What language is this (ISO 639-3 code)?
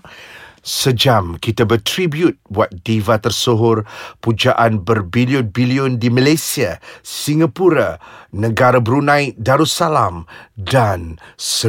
msa